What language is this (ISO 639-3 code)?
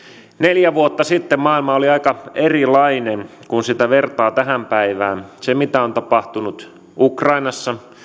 fin